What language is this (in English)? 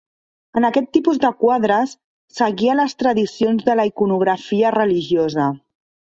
Catalan